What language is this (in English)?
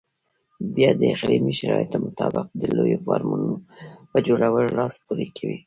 Pashto